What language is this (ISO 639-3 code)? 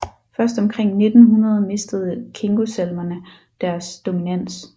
dan